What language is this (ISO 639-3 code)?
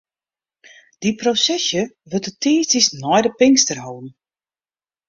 fry